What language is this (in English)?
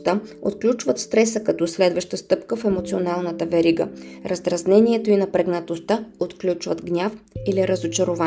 Bulgarian